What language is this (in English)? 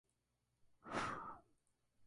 Spanish